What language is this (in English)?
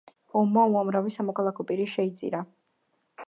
Georgian